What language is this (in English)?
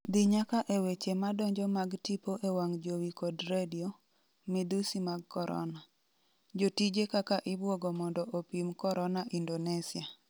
Luo (Kenya and Tanzania)